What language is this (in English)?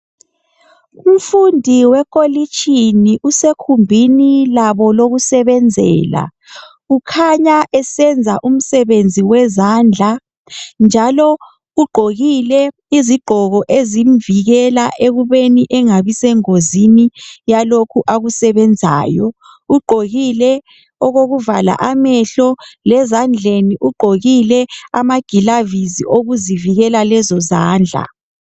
North Ndebele